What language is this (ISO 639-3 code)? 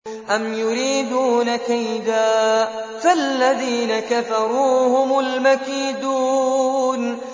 ara